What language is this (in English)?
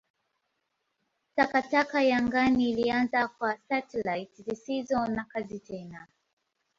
Swahili